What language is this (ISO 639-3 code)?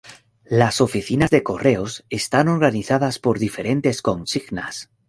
spa